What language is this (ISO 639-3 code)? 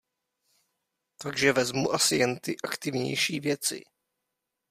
ces